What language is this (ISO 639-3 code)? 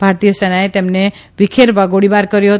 guj